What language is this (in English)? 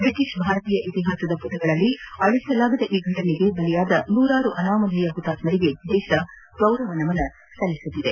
Kannada